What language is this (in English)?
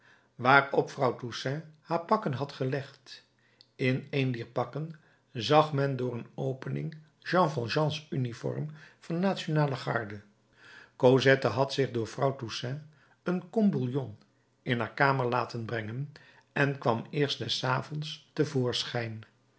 Dutch